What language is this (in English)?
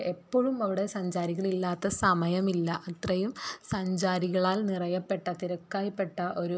Malayalam